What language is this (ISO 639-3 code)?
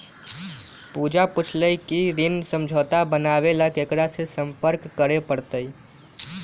mag